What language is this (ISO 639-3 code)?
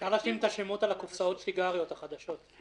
heb